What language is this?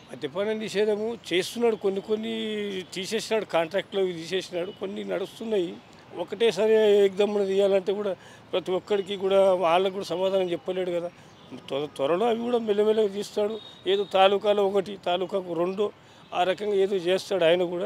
Telugu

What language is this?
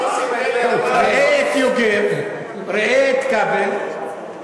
Hebrew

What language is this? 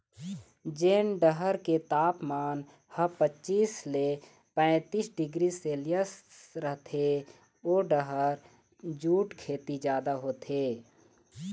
Chhattisgarhi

